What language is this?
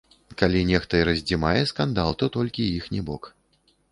Belarusian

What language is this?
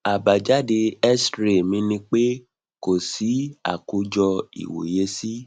Yoruba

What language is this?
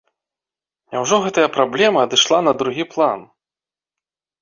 Belarusian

